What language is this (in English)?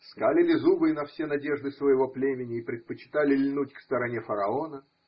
Russian